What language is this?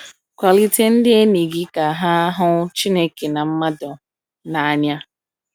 Igbo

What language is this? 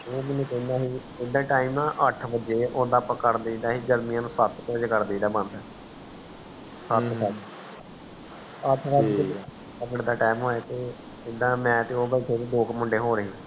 Punjabi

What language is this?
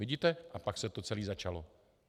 Czech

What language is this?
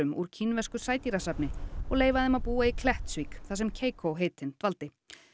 Icelandic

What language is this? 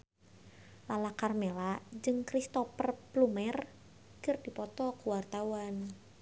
Sundanese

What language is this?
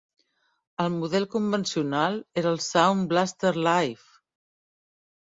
Catalan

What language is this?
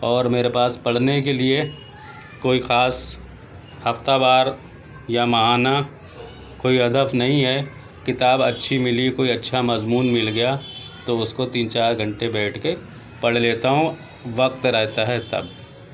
Urdu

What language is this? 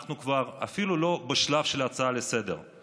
Hebrew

